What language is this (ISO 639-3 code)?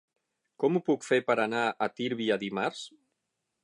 cat